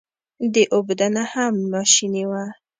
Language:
Pashto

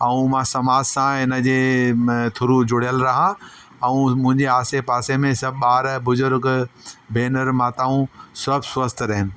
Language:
Sindhi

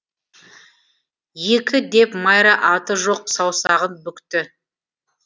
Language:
Kazakh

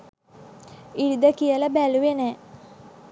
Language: Sinhala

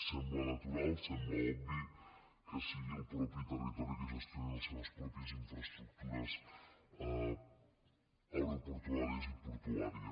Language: Catalan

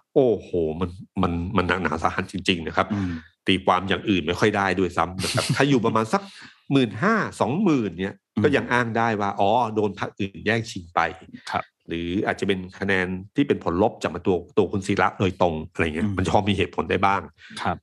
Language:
Thai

